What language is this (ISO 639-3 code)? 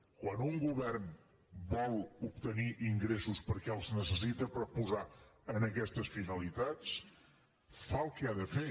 cat